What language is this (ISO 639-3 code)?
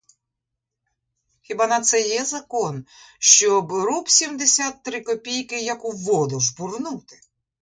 ukr